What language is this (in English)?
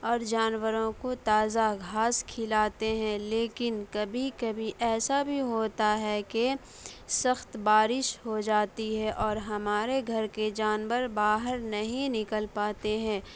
Urdu